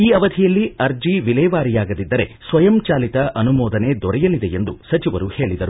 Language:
Kannada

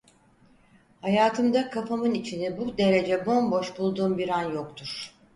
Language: Turkish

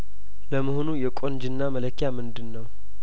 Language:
Amharic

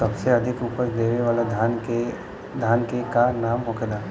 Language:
Bhojpuri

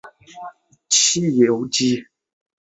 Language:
Chinese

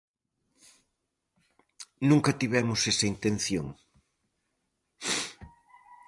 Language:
Galician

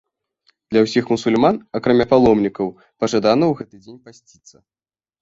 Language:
Belarusian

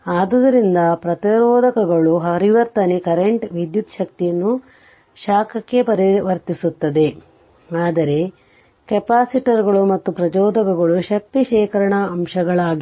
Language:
Kannada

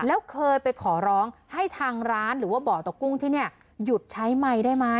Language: Thai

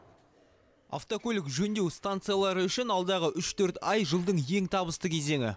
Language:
Kazakh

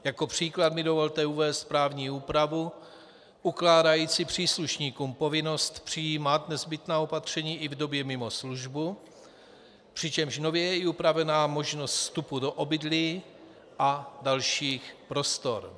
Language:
Czech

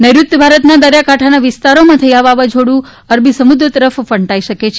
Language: Gujarati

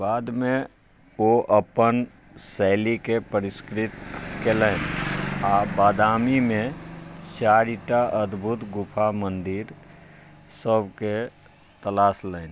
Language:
Maithili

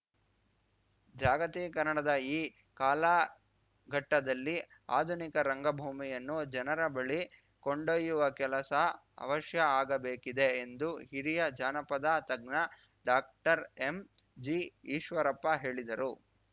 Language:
Kannada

